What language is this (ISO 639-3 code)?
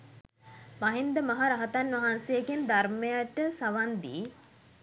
sin